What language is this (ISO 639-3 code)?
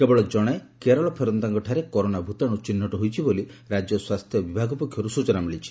ori